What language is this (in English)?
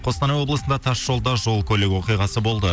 Kazakh